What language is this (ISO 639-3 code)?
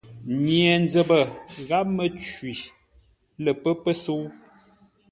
nla